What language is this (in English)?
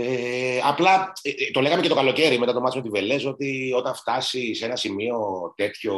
Greek